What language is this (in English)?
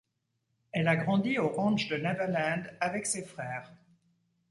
French